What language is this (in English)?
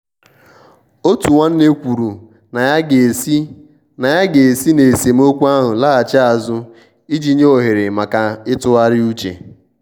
Igbo